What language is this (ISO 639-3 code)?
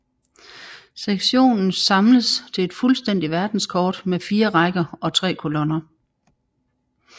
dan